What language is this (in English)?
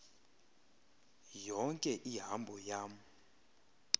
Xhosa